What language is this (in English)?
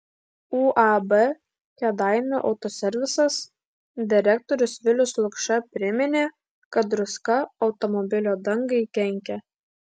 Lithuanian